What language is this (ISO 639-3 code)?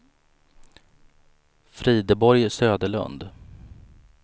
swe